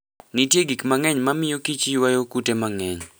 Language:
Luo (Kenya and Tanzania)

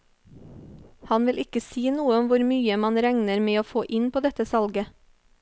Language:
Norwegian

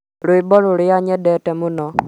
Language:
Kikuyu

